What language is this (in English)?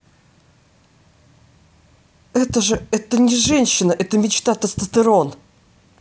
Russian